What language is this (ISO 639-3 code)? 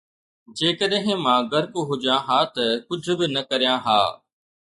snd